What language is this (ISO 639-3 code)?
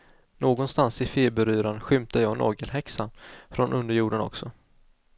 swe